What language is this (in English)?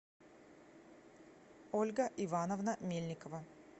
Russian